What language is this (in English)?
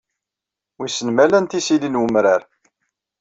Kabyle